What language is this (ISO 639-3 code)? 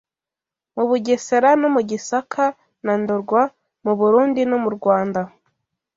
kin